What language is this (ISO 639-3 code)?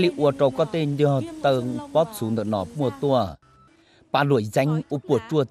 vie